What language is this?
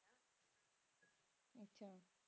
Punjabi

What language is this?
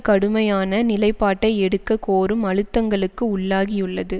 Tamil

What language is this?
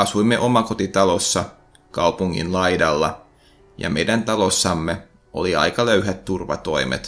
Finnish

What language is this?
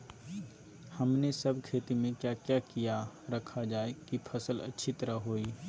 Magahi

